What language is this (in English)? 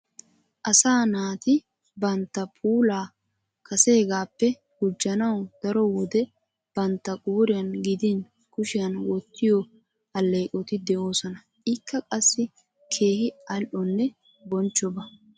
Wolaytta